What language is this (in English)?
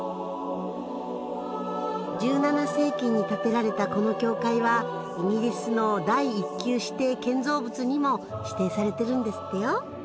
Japanese